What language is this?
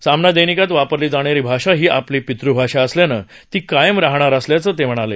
Marathi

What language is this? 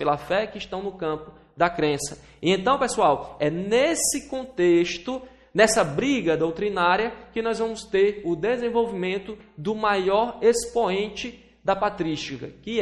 Portuguese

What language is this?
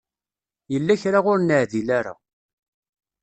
Kabyle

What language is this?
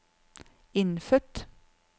Norwegian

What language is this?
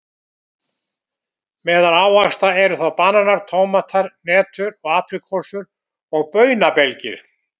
Icelandic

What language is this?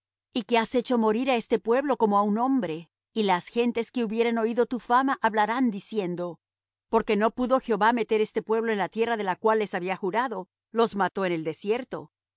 Spanish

